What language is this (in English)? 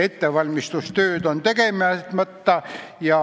Estonian